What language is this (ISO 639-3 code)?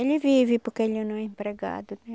por